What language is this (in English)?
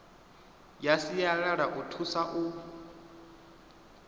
Venda